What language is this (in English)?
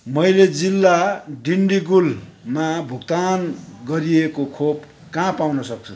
Nepali